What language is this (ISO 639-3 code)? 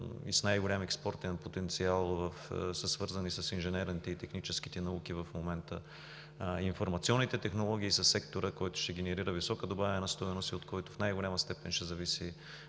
bul